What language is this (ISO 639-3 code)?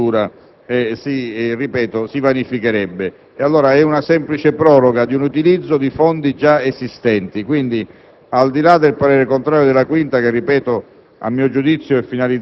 ita